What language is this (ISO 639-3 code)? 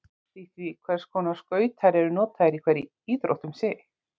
isl